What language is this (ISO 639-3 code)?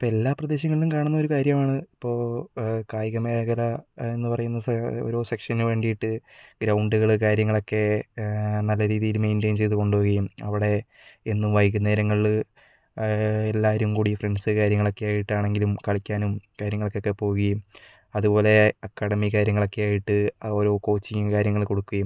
mal